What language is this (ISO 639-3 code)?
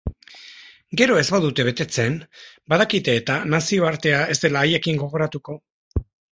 eus